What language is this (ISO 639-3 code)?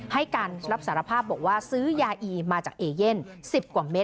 tha